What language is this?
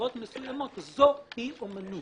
Hebrew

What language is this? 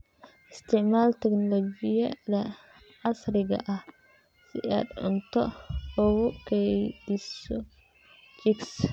Somali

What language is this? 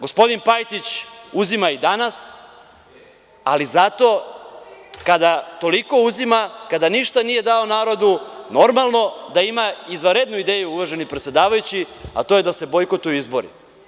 Serbian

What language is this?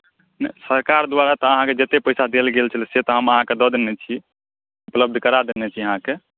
Maithili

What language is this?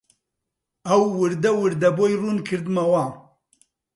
Central Kurdish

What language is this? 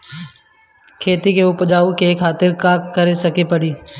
Bhojpuri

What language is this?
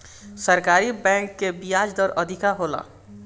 Bhojpuri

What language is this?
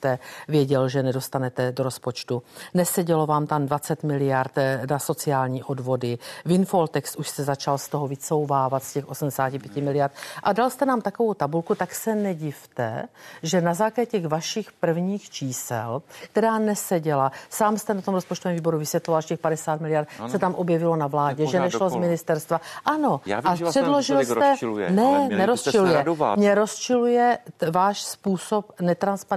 Czech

